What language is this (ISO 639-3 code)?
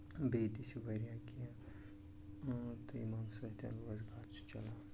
kas